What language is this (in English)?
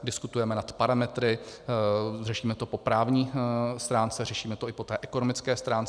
Czech